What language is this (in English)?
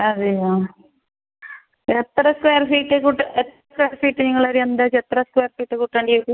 Malayalam